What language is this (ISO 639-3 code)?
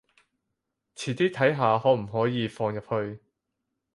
yue